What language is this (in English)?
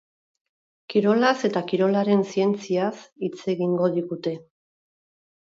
Basque